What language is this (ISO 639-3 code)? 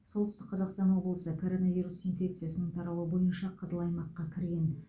kaz